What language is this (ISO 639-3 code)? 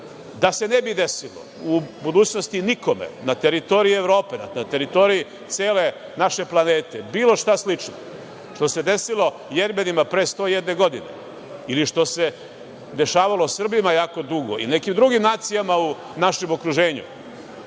srp